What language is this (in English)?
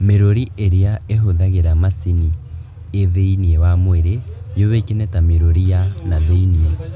Kikuyu